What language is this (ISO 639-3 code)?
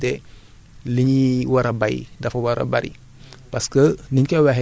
wol